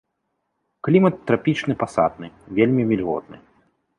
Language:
Belarusian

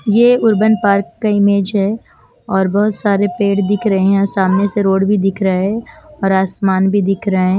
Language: Hindi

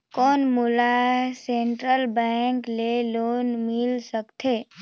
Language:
Chhattisgarhi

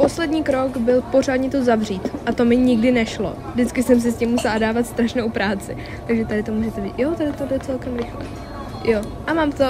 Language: Czech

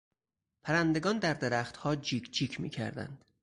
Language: Persian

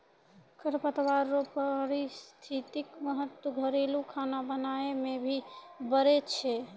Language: Maithili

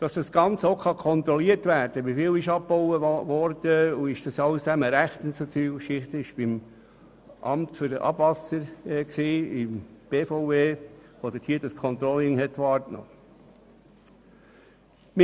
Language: Swiss German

